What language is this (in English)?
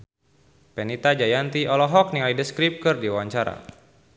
Sundanese